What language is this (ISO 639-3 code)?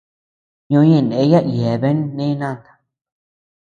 cux